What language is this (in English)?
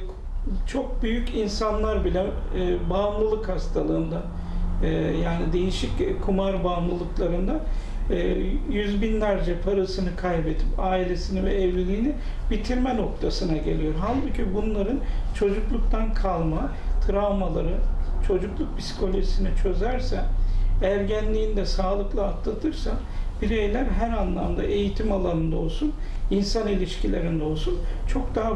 Turkish